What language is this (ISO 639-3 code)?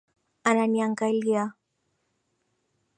swa